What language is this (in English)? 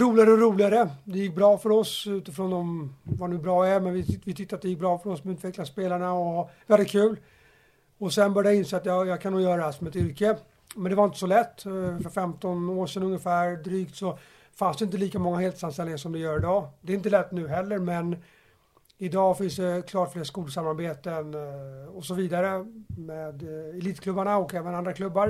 Swedish